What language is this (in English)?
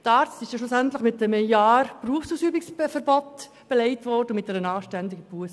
Swiss German